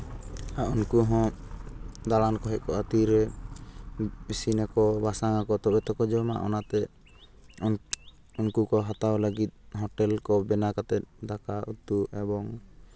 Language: Santali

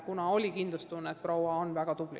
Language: Estonian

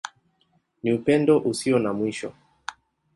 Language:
Swahili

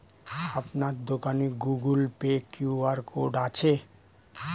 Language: Bangla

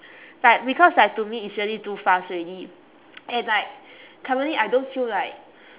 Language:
English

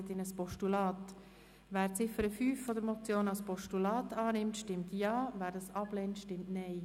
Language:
Swiss German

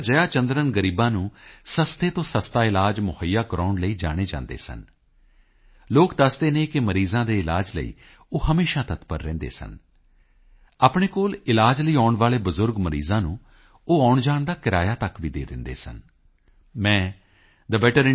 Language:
Punjabi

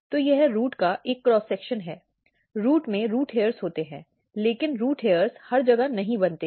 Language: Hindi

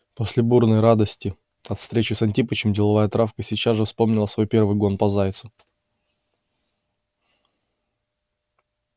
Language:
Russian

